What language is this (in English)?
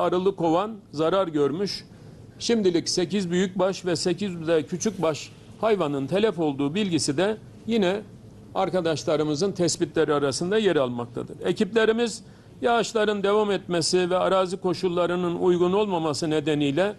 Turkish